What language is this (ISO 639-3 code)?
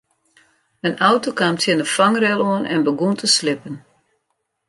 fry